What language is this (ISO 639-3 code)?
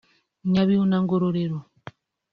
kin